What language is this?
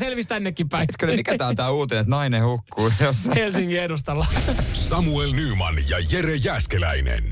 Finnish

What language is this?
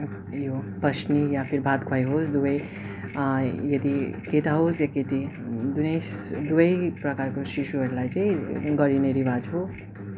Nepali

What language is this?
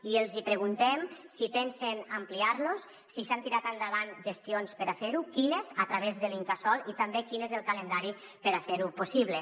Catalan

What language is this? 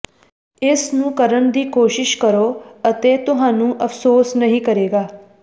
Punjabi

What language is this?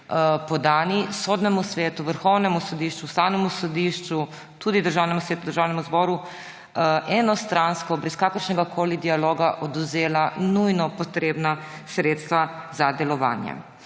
Slovenian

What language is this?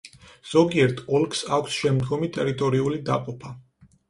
Georgian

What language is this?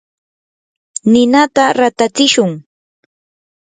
Yanahuanca Pasco Quechua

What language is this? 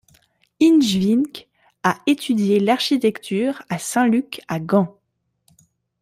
French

